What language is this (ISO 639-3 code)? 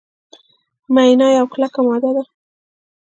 pus